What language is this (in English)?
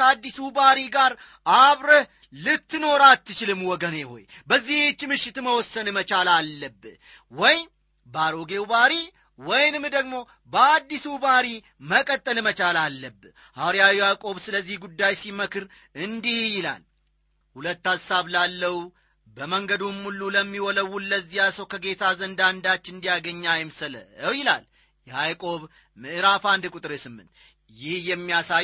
Amharic